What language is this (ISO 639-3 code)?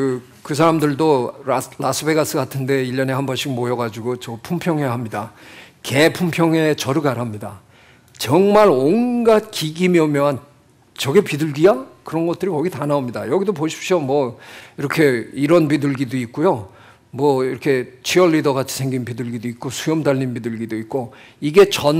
kor